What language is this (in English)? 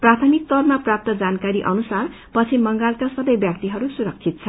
Nepali